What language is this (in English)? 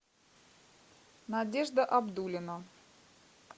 Russian